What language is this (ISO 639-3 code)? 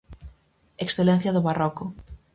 glg